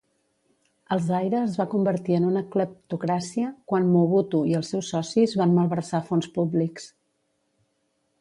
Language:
Catalan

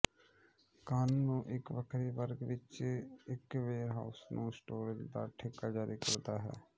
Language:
Punjabi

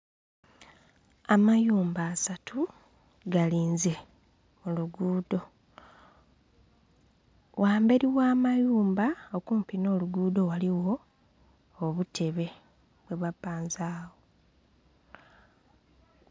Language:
Soga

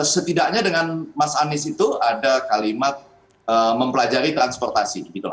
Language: Indonesian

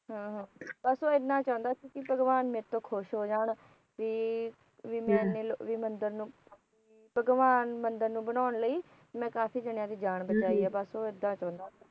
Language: Punjabi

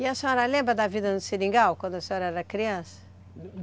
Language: Portuguese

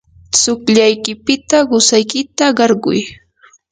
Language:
Yanahuanca Pasco Quechua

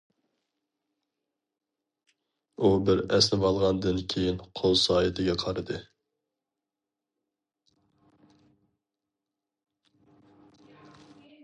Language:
Uyghur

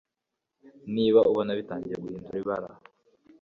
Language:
Kinyarwanda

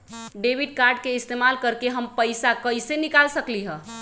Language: Magahi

